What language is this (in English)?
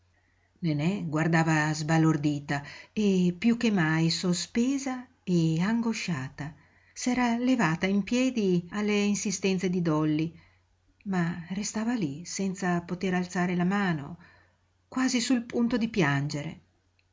Italian